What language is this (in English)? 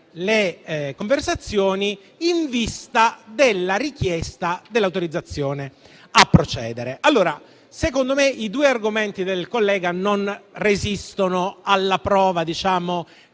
Italian